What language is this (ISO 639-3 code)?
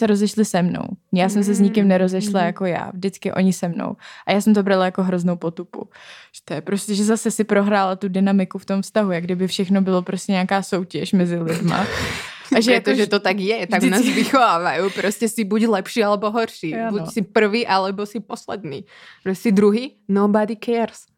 ces